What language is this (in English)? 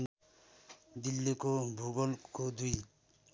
Nepali